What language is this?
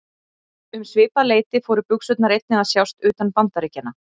Icelandic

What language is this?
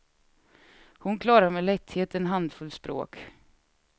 Swedish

